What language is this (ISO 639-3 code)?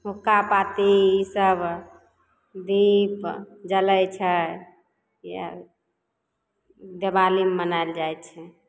mai